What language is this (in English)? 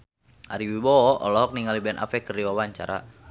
Sundanese